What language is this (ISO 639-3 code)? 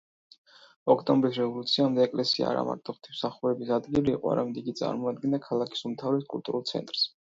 kat